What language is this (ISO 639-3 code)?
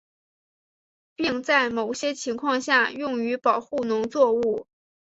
zho